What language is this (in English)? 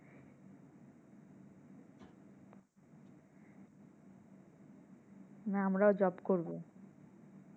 Bangla